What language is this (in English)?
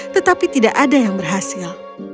Indonesian